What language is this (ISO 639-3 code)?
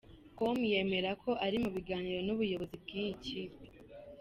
kin